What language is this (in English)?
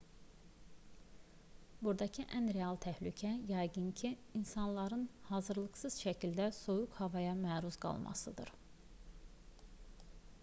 Azerbaijani